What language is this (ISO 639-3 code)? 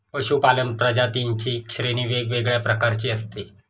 mar